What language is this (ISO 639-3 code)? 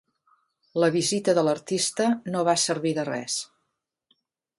cat